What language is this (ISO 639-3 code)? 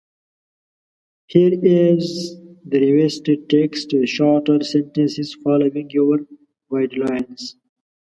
pus